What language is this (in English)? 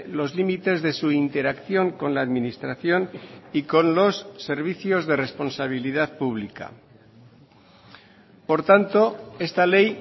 Spanish